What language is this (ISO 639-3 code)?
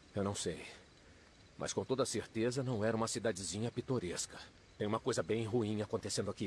por